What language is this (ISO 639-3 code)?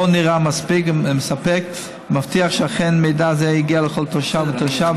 heb